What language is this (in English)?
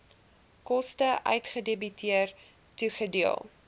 Afrikaans